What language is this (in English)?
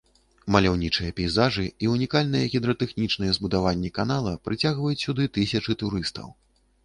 Belarusian